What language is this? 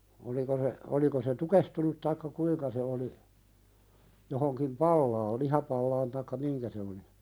Finnish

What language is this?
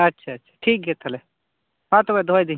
Santali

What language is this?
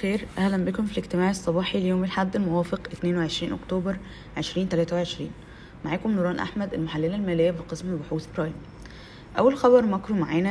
Arabic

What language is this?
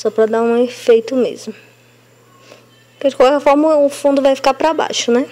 Portuguese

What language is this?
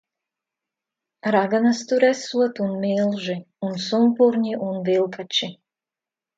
Latvian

